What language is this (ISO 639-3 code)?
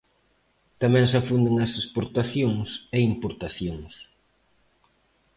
glg